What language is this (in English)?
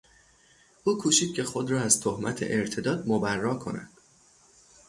Persian